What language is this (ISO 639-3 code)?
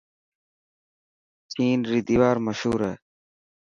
mki